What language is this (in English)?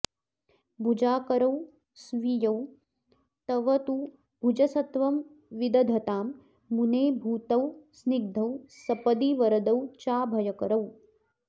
Sanskrit